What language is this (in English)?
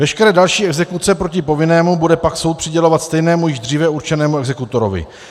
Czech